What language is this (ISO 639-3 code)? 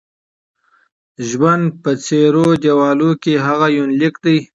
pus